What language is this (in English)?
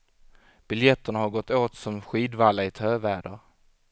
Swedish